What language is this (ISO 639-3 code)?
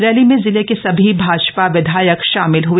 hin